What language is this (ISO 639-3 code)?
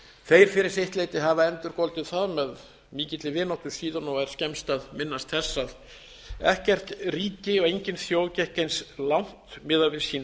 isl